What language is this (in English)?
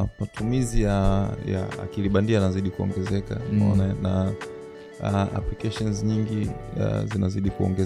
Swahili